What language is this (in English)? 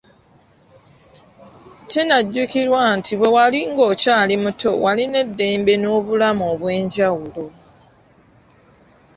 Ganda